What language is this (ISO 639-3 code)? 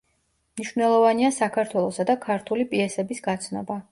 kat